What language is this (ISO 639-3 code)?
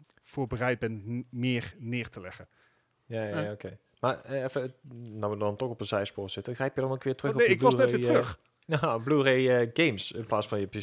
nld